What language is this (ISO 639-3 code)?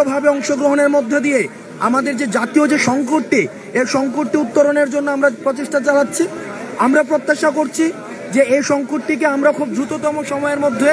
ben